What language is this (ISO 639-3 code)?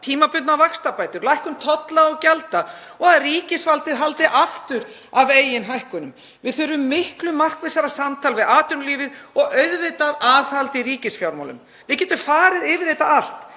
isl